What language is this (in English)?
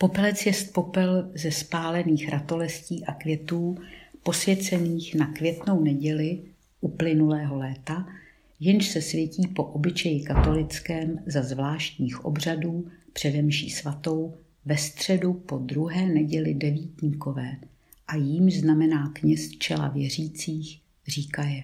Czech